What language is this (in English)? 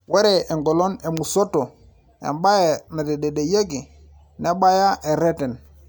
Masai